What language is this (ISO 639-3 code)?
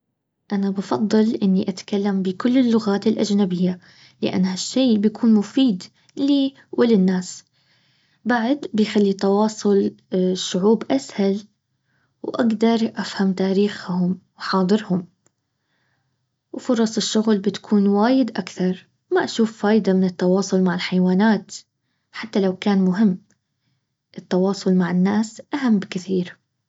abv